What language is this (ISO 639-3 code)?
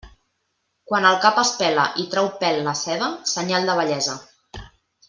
cat